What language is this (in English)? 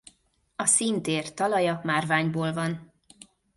Hungarian